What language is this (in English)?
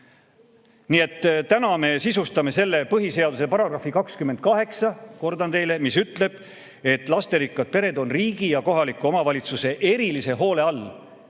Estonian